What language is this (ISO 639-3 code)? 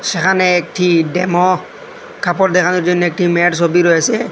ben